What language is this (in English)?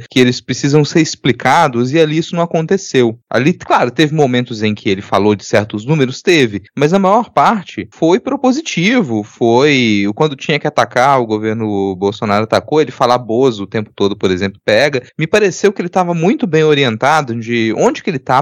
Portuguese